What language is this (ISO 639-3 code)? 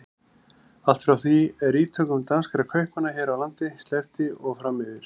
isl